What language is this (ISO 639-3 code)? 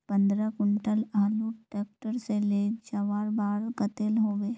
mag